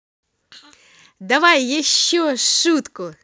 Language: Russian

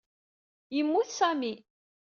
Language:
Kabyle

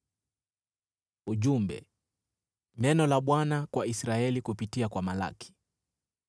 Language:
Swahili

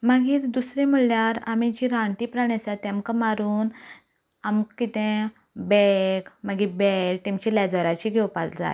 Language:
Konkani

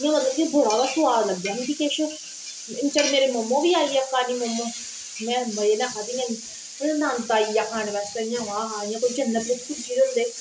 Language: Dogri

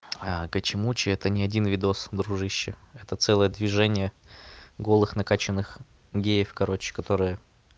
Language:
Russian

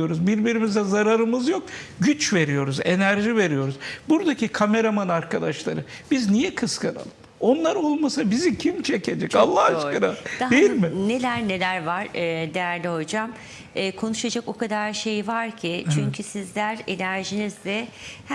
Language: Turkish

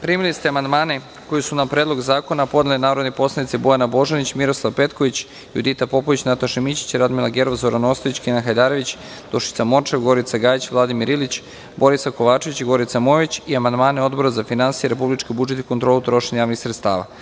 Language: Serbian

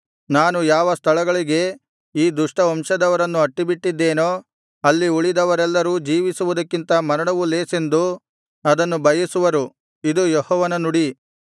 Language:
Kannada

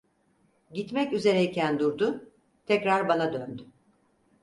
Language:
Turkish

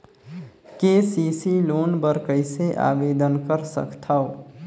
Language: Chhattisgarhi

